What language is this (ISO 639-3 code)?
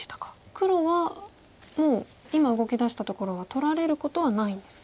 jpn